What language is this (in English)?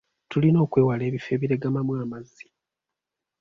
Ganda